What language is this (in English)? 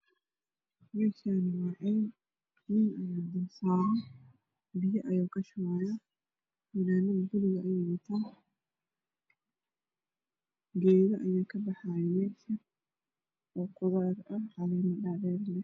Somali